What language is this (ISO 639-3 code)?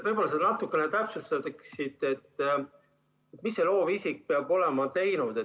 est